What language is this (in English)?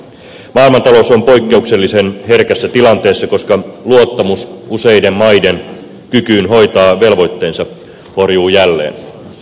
Finnish